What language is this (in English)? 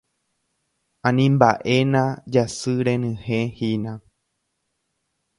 Guarani